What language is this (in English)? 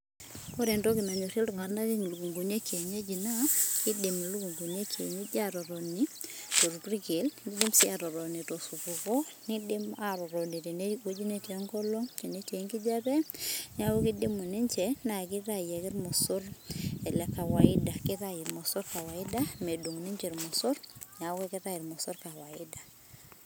Masai